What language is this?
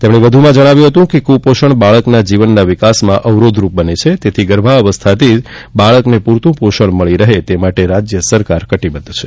Gujarati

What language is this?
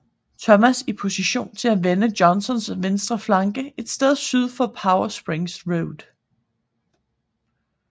Danish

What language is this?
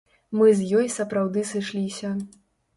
Belarusian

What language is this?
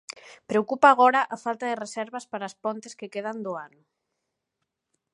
Galician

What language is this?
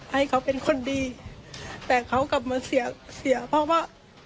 Thai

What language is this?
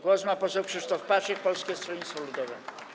Polish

